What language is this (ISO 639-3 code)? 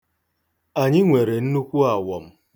ibo